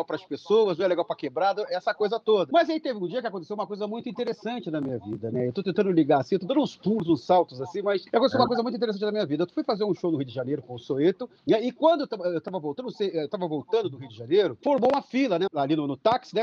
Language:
Portuguese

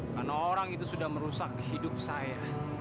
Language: Indonesian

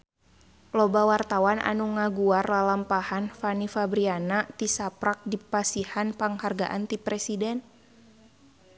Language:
Sundanese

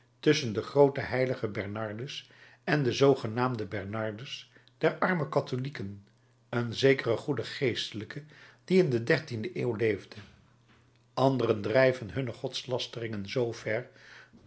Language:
Dutch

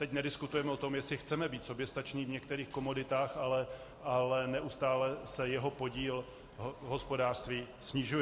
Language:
Czech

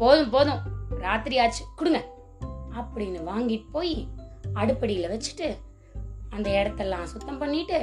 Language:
Tamil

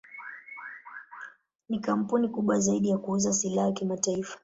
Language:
Swahili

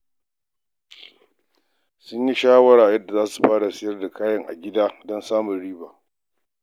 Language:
Hausa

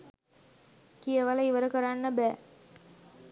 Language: Sinhala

